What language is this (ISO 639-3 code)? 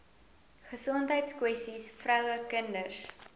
afr